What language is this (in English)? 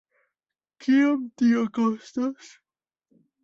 Esperanto